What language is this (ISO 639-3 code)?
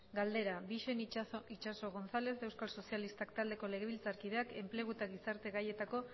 eus